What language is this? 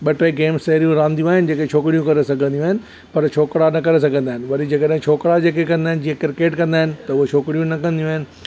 Sindhi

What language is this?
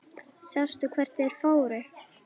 Icelandic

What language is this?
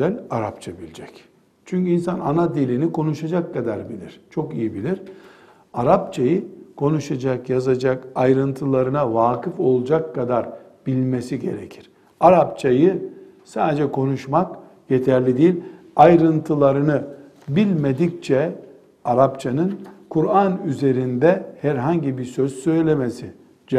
Turkish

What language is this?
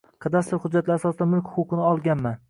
Uzbek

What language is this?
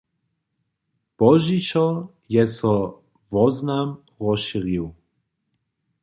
Upper Sorbian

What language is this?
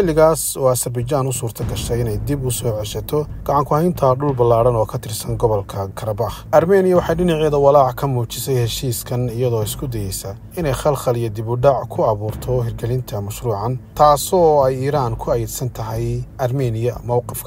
Arabic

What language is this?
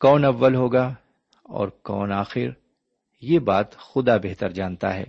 Urdu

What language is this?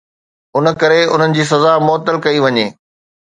Sindhi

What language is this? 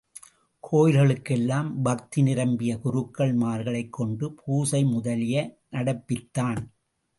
Tamil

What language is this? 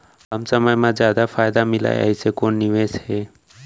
Chhattisgarhi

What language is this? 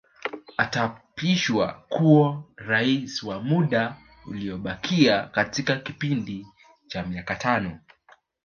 Swahili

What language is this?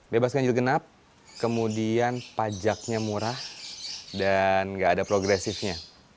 Indonesian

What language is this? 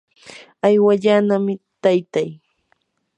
Yanahuanca Pasco Quechua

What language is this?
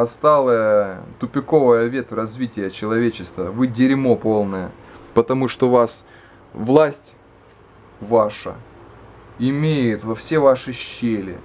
Russian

